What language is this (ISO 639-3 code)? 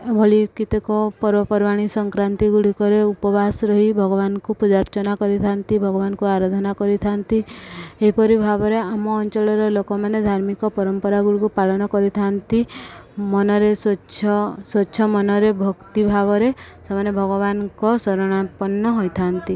ori